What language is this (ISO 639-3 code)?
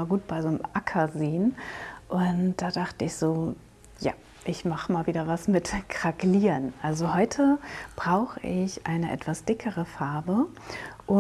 deu